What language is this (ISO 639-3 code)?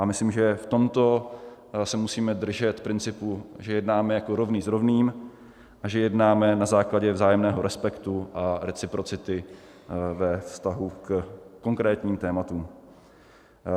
ces